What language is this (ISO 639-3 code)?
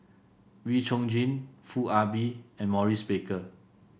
eng